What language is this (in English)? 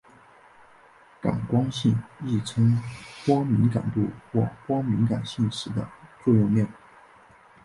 Chinese